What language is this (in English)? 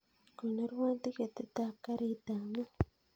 Kalenjin